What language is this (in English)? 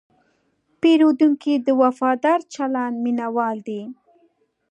Pashto